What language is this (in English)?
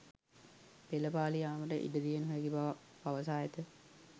Sinhala